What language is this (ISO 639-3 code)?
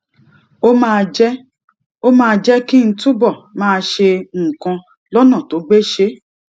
yor